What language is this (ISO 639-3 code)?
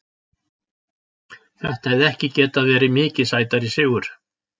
isl